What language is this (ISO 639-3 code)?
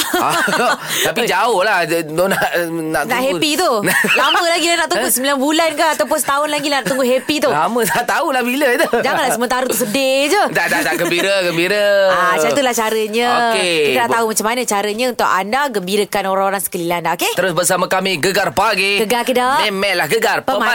msa